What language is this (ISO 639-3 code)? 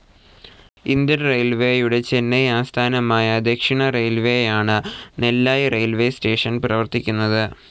mal